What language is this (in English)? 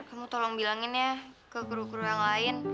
Indonesian